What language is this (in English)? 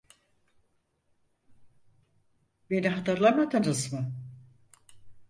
Turkish